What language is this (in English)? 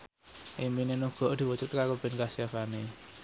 Javanese